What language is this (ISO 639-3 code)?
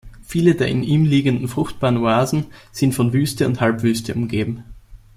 deu